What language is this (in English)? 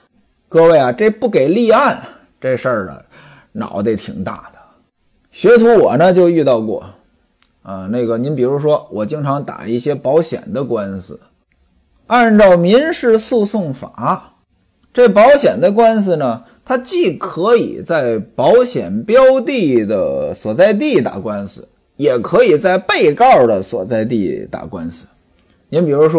Chinese